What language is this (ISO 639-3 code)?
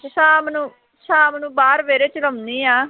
pan